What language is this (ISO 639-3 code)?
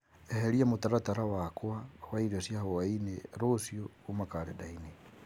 kik